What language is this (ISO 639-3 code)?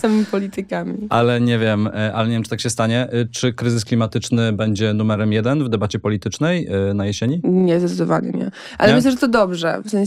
pol